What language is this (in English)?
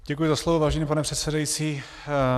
Czech